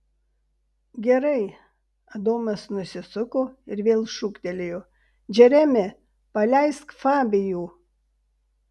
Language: Lithuanian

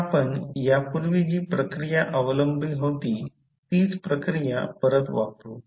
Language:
Marathi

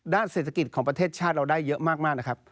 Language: Thai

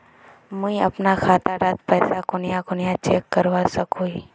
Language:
Magahi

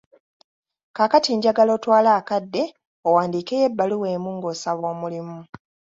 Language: Ganda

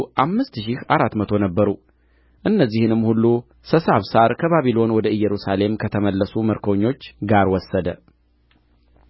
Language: Amharic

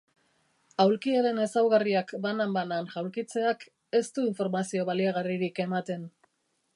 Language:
Basque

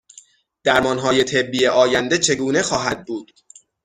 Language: Persian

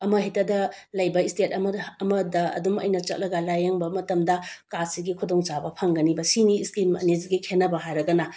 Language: Manipuri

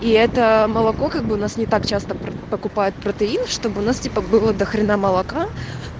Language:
Russian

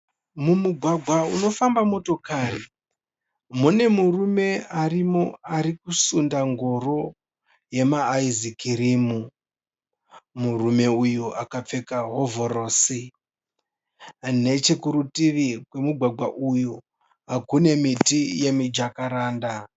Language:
Shona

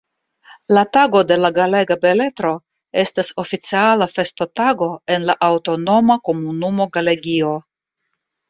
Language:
Esperanto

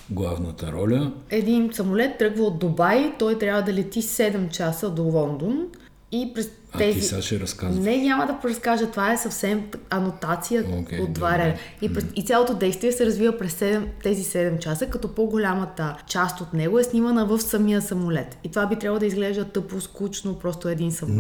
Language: Bulgarian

